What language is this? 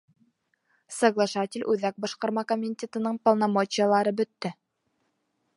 Bashkir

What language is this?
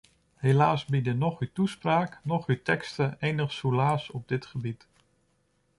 Dutch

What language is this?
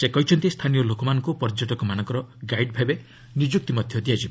Odia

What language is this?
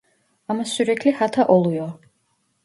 Turkish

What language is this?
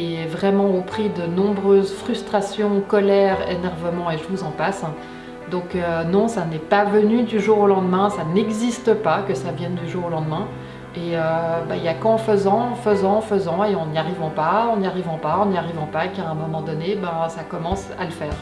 French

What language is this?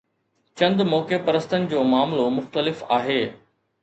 Sindhi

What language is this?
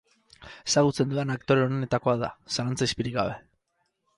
Basque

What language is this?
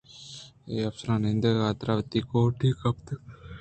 Eastern Balochi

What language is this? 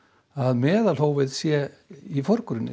Icelandic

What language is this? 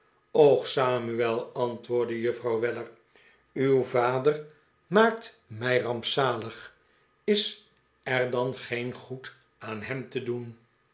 Dutch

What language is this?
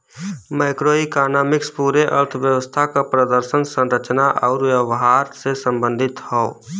Bhojpuri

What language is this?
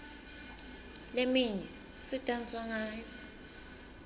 Swati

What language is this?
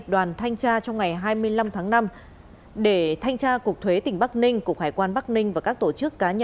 Vietnamese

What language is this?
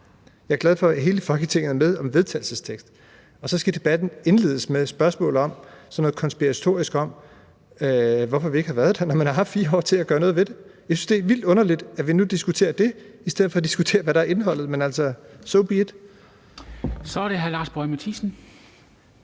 Danish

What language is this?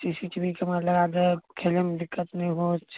Maithili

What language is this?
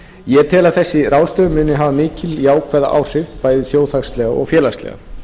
Icelandic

